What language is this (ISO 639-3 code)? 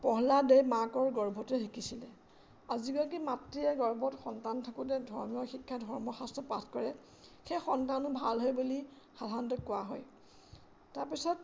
asm